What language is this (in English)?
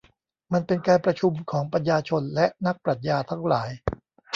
Thai